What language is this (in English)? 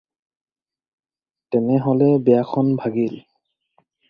Assamese